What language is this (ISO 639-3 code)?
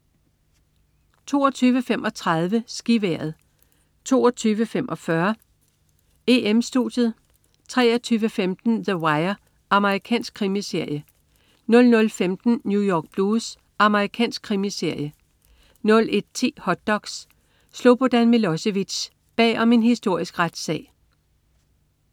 dan